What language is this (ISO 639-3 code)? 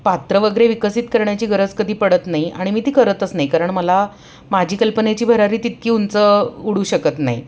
mar